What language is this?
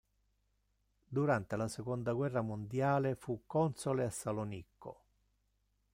Italian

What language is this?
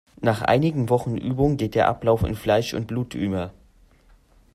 German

